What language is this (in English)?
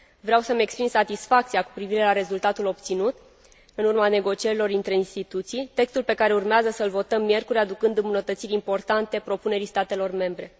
Romanian